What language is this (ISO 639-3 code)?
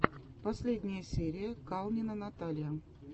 rus